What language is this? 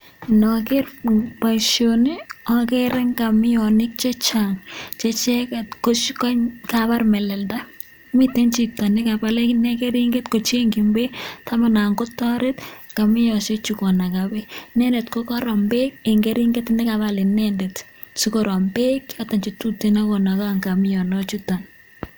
Kalenjin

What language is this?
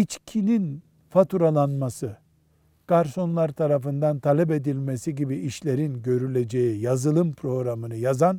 Turkish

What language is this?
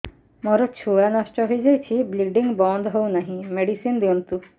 Odia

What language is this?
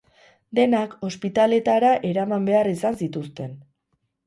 Basque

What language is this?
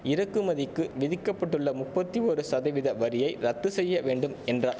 Tamil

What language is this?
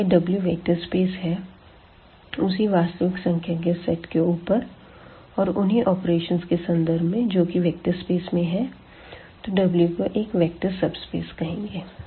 Hindi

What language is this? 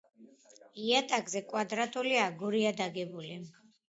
Georgian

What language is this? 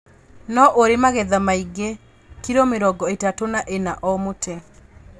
Kikuyu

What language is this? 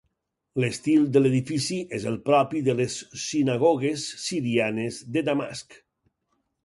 Catalan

